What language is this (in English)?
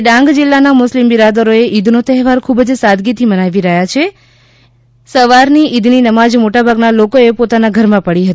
Gujarati